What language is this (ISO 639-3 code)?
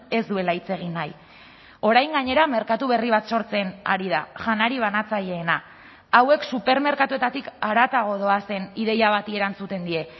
eus